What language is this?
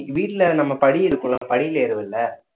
Tamil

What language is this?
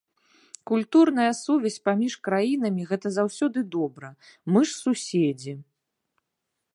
Belarusian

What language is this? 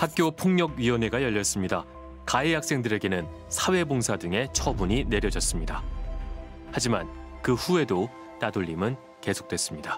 Korean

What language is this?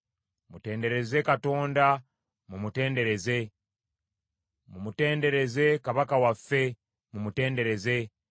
Ganda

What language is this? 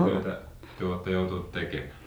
Finnish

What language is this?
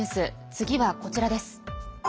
Japanese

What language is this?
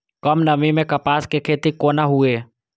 Maithili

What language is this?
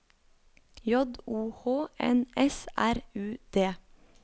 Norwegian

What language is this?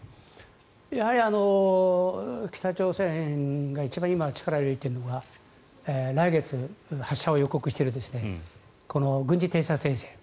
Japanese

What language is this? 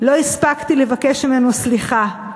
Hebrew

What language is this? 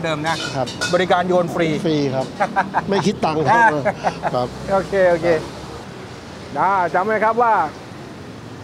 Thai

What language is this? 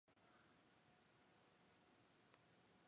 Chinese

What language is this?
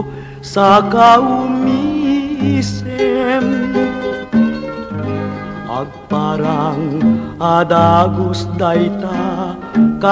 Filipino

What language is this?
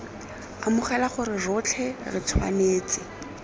Tswana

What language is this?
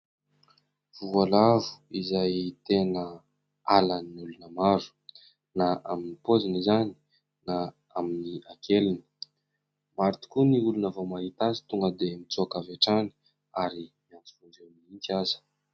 Malagasy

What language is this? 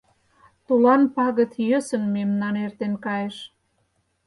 Mari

